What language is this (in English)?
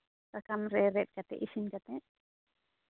Santali